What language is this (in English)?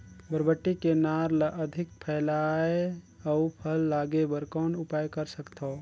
Chhattisgarhi